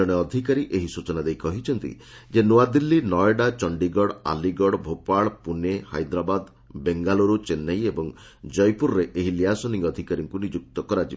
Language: Odia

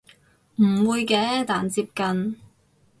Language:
Cantonese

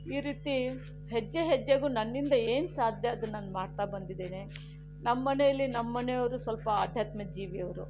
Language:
Kannada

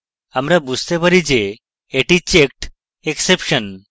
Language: Bangla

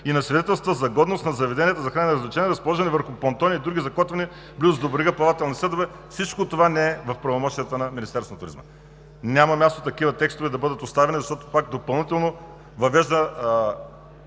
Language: Bulgarian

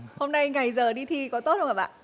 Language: Vietnamese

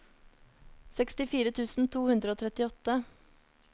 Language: Norwegian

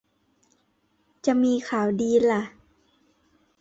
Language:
Thai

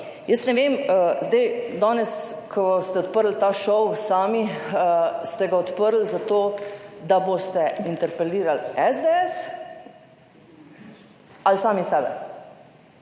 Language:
Slovenian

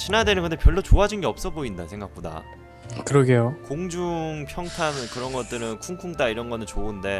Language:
Korean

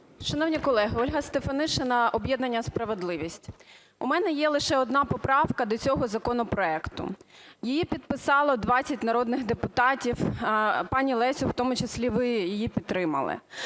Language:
Ukrainian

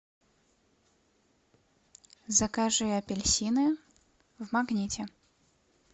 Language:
Russian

